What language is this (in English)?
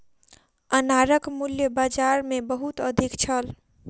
Maithili